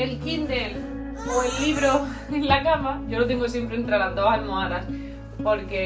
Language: Spanish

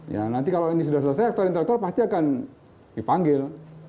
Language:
Indonesian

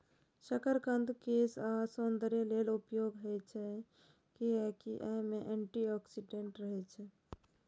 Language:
Maithili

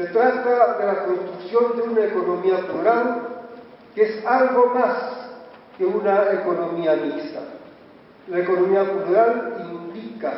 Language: Spanish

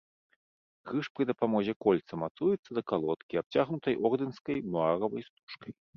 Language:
Belarusian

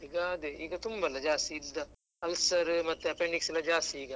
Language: Kannada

